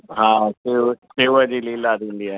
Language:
Sindhi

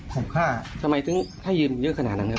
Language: Thai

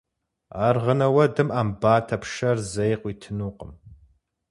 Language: Kabardian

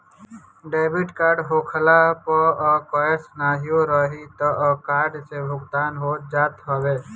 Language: Bhojpuri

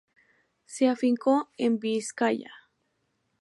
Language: Spanish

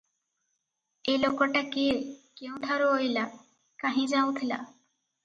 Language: Odia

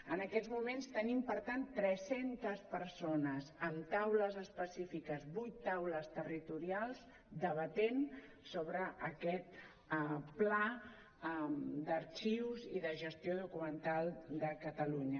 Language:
Catalan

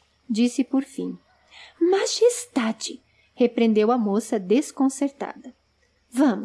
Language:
Portuguese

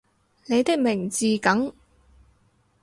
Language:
Cantonese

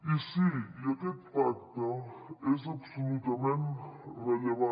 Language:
Catalan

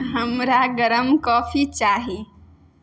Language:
Maithili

